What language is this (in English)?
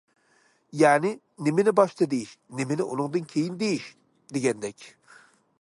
Uyghur